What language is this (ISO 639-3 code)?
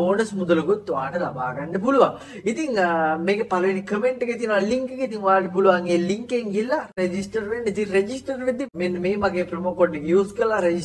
ara